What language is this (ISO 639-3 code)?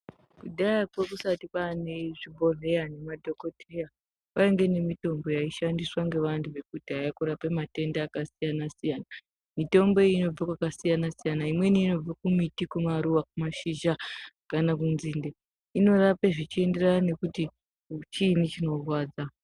ndc